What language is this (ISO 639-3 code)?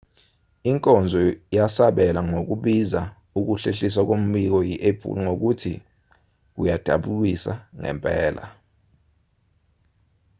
zul